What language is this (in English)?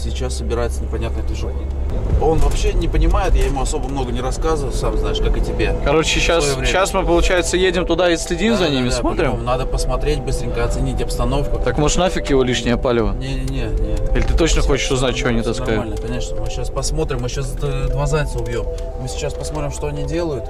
Russian